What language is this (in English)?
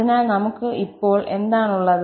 Malayalam